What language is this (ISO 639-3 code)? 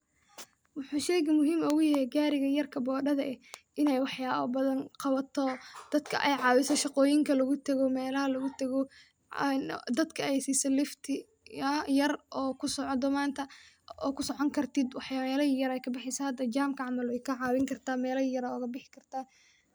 som